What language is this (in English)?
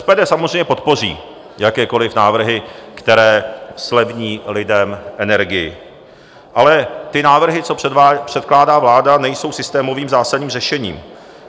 Czech